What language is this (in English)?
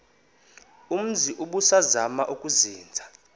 Xhosa